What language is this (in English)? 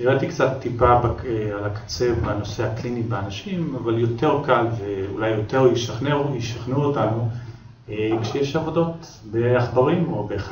Hebrew